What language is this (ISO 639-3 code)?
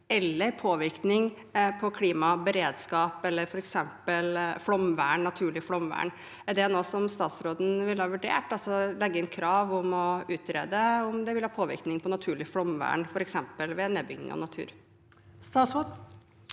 nor